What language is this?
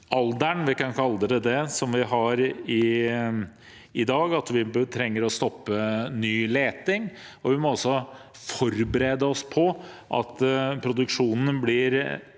Norwegian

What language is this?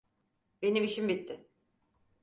Turkish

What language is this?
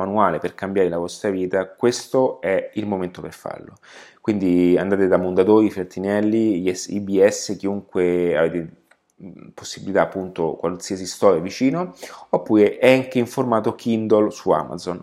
Italian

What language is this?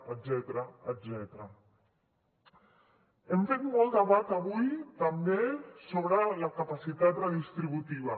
Catalan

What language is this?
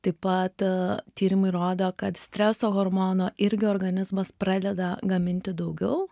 Lithuanian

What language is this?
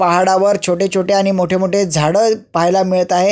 Marathi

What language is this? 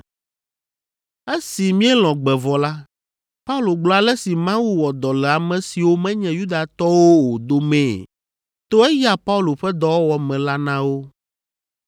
Ewe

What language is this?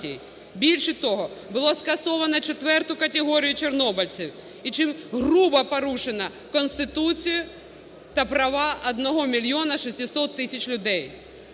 Ukrainian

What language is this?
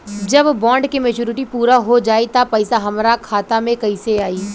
Bhojpuri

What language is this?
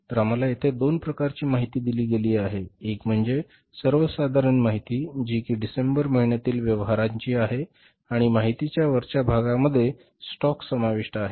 Marathi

